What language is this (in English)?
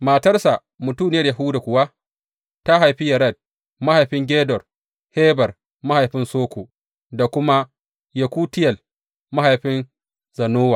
Hausa